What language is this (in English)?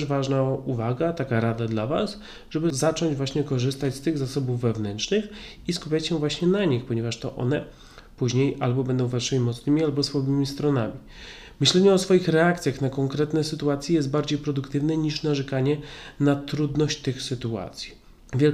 Polish